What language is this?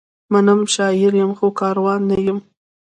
Pashto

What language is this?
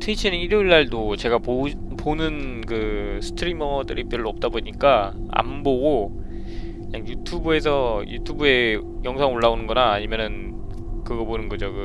Korean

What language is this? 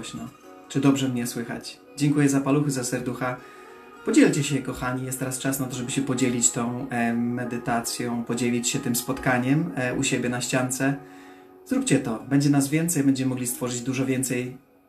Polish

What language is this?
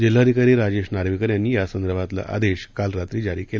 Marathi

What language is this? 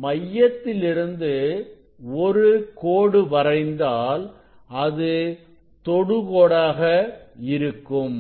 Tamil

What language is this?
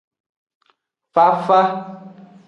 Aja (Benin)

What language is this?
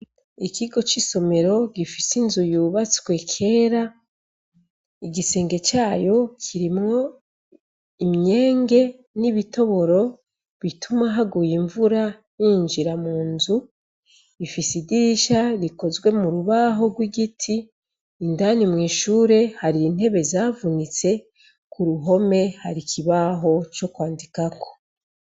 Rundi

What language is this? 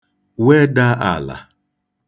Igbo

